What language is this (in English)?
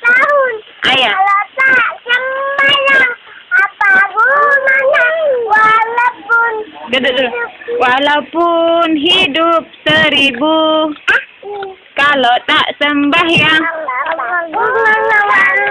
Indonesian